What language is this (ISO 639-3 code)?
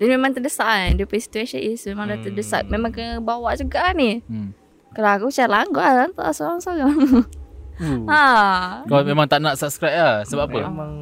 msa